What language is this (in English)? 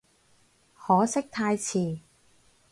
Cantonese